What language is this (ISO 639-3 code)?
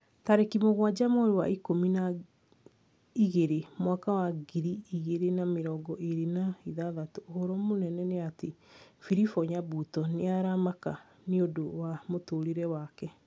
kik